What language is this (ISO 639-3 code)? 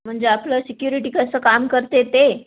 mar